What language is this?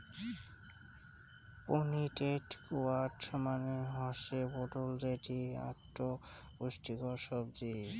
Bangla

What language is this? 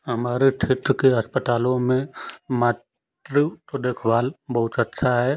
Hindi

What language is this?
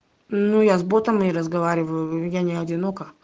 Russian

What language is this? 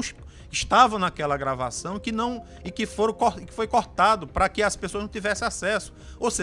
Portuguese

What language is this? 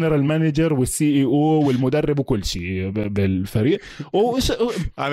Arabic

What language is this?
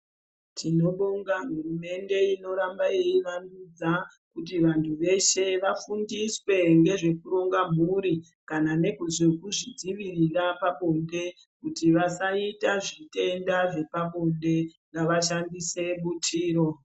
Ndau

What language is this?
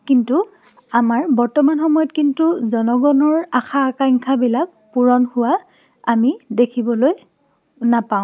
Assamese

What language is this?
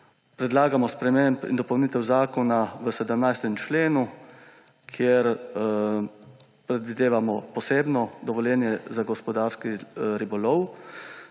Slovenian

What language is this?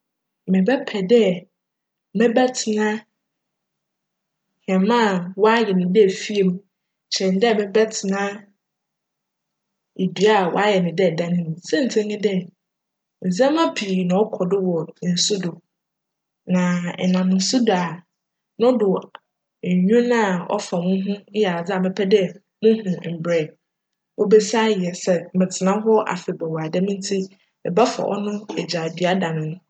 Akan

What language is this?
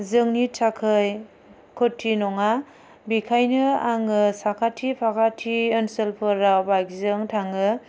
Bodo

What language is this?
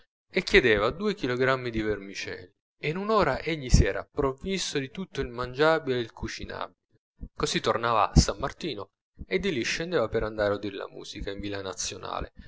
Italian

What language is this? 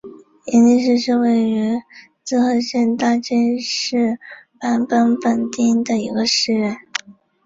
Chinese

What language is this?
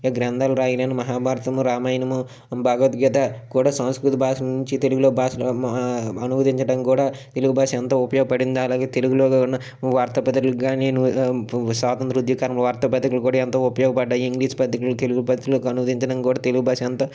Telugu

